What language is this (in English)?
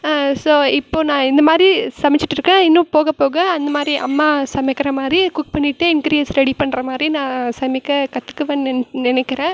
Tamil